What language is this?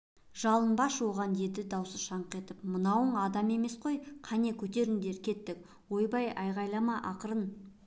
Kazakh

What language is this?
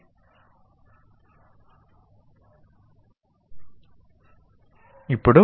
Telugu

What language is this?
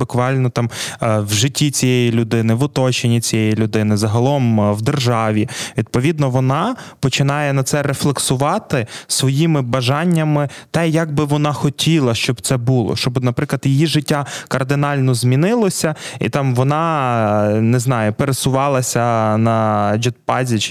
Ukrainian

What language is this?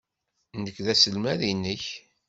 Kabyle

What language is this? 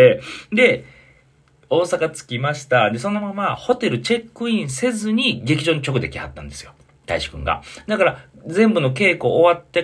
Japanese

